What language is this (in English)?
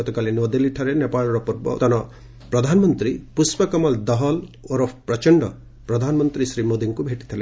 Odia